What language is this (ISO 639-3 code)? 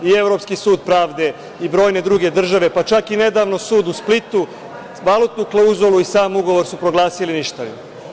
srp